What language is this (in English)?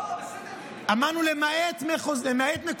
Hebrew